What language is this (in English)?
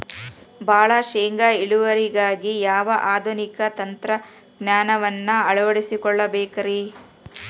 Kannada